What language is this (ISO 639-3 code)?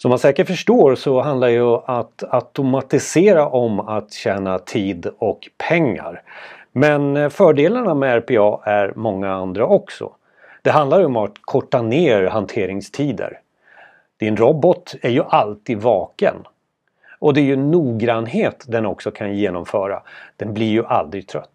swe